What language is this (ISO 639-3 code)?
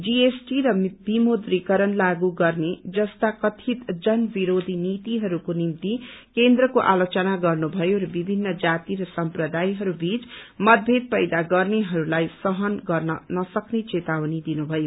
nep